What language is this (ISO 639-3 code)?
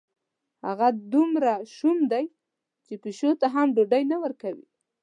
pus